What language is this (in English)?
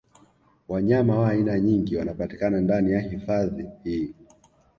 Swahili